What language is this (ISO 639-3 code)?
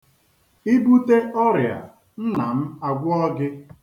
ibo